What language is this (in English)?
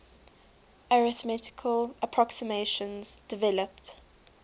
English